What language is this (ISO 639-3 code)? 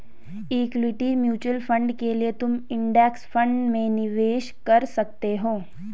hin